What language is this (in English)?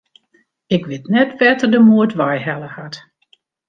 Western Frisian